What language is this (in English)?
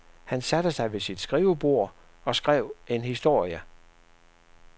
Danish